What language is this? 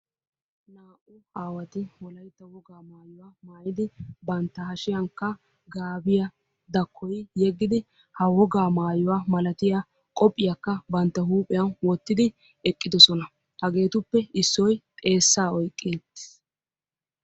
Wolaytta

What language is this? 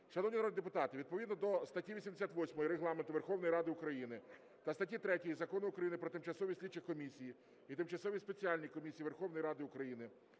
Ukrainian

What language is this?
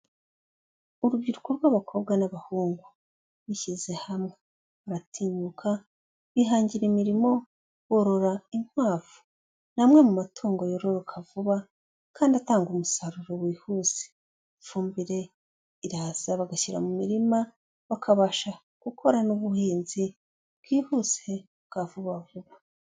Kinyarwanda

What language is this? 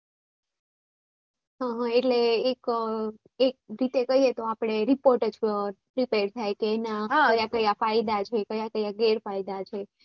Gujarati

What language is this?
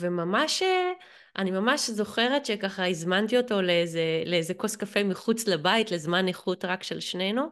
Hebrew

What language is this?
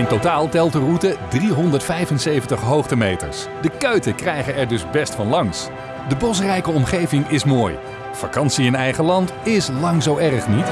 Dutch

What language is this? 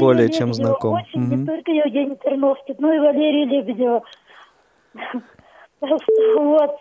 Russian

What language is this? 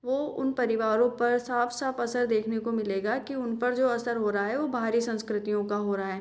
Hindi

